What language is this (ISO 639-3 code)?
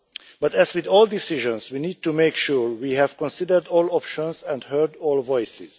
eng